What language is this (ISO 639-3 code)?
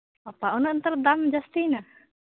sat